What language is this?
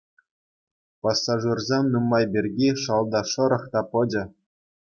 Chuvash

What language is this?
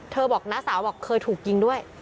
Thai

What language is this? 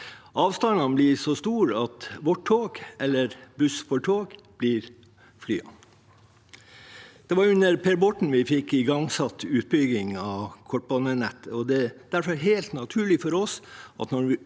Norwegian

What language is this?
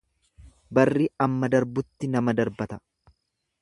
Oromo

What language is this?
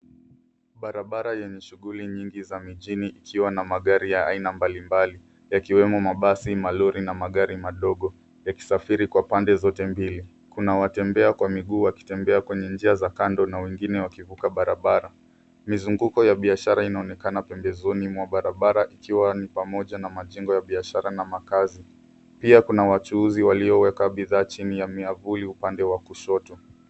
Swahili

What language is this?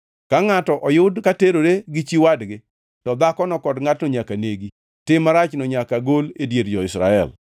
Luo (Kenya and Tanzania)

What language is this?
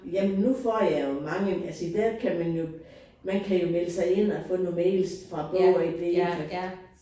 Danish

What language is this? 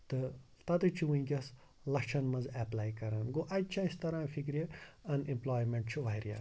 Kashmiri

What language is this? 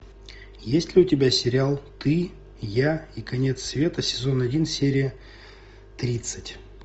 Russian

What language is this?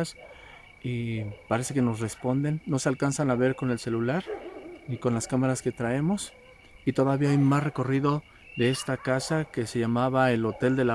Spanish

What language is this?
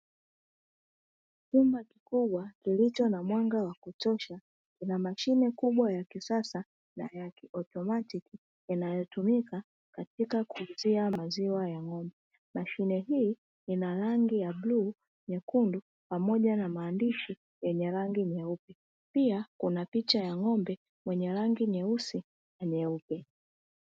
Swahili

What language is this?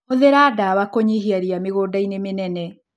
Kikuyu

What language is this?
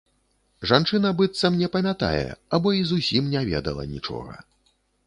Belarusian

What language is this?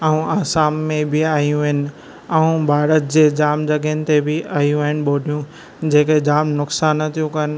Sindhi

